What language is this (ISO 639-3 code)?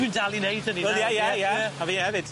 cym